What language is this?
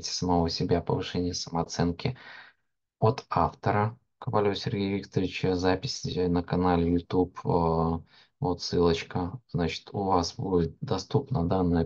Russian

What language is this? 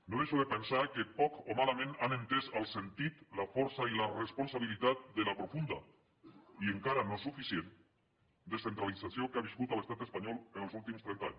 Catalan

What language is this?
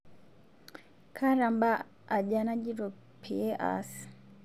Masai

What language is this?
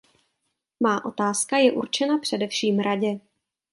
Czech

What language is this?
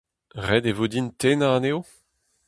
Breton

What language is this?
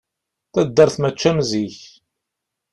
Kabyle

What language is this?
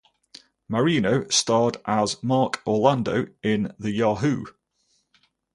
English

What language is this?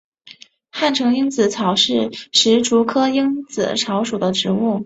Chinese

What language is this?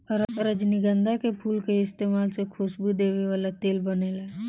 Bhojpuri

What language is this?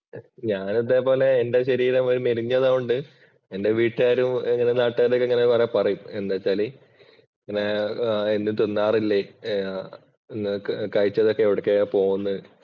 Malayalam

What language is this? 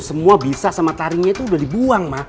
Indonesian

